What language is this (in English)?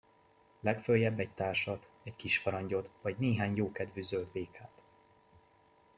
Hungarian